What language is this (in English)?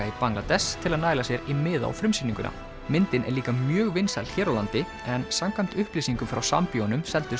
Icelandic